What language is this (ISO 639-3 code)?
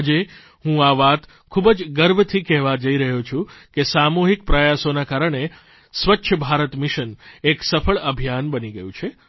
guj